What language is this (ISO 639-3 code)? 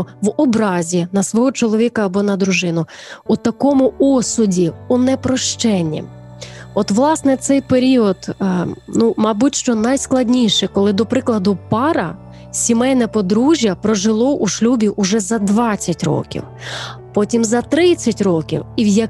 ukr